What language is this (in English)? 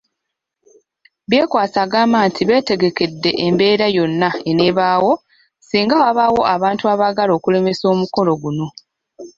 Ganda